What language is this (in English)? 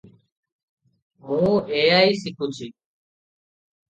Odia